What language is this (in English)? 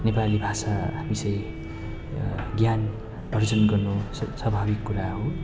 Nepali